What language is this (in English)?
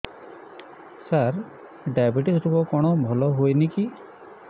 Odia